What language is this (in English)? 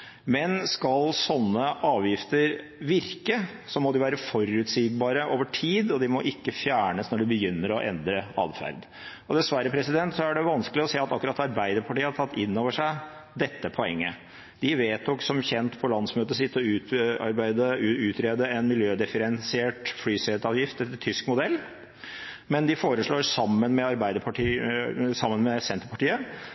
Norwegian Bokmål